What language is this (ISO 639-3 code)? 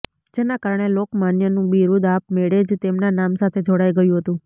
guj